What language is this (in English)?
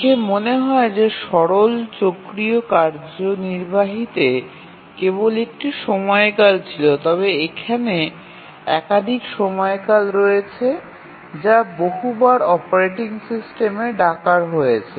Bangla